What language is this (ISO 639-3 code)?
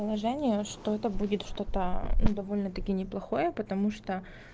rus